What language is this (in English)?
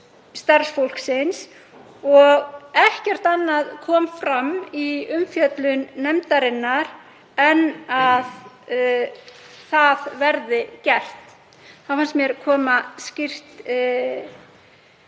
Icelandic